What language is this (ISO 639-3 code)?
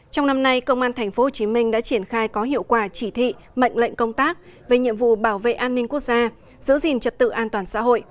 vie